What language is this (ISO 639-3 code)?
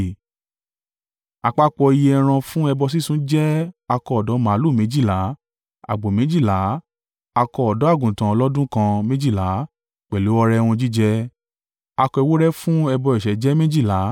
yor